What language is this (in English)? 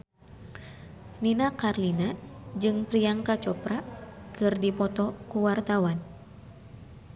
Sundanese